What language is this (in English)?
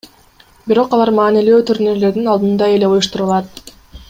Kyrgyz